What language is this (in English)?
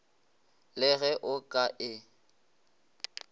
Northern Sotho